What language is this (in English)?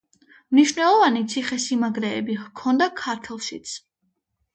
Georgian